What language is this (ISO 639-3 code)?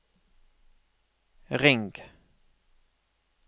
nor